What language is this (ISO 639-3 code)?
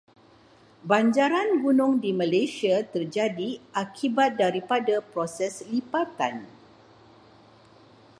msa